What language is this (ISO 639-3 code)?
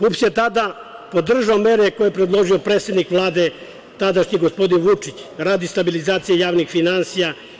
srp